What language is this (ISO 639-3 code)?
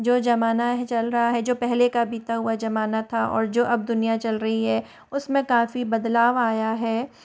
hin